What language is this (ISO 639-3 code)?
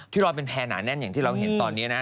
tha